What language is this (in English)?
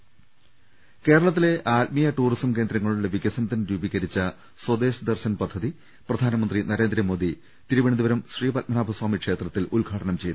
Malayalam